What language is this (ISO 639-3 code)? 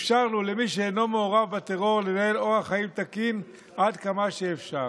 heb